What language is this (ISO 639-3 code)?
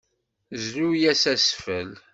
kab